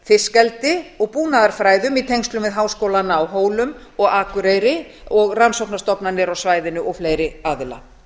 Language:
Icelandic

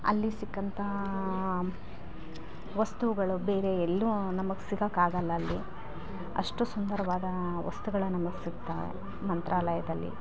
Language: Kannada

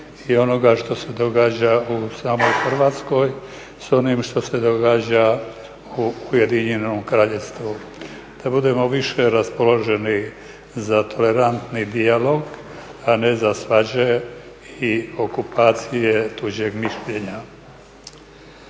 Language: Croatian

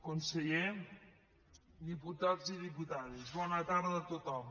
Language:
Catalan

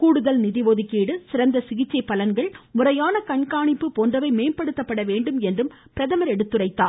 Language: Tamil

